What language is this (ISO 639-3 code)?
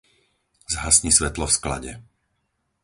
slk